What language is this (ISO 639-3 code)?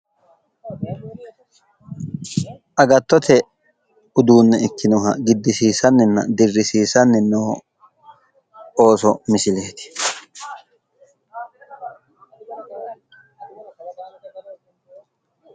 sid